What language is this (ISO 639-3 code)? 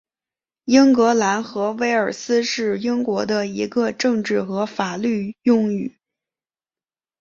zho